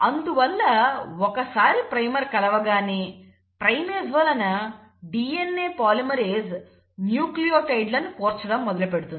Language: Telugu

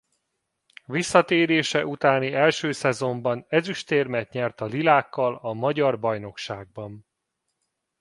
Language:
Hungarian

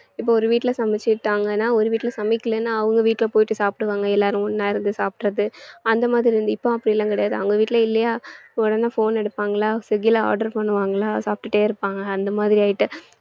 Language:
Tamil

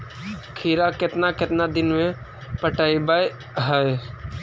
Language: Magahi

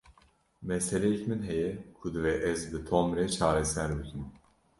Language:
Kurdish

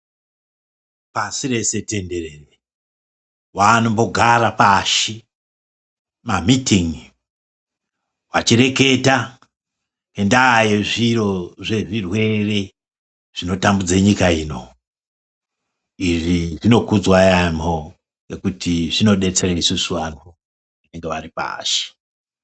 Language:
Ndau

